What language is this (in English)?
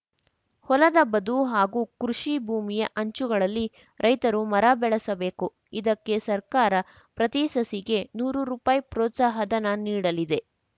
Kannada